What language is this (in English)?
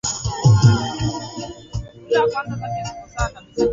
Swahili